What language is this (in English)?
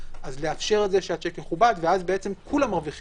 Hebrew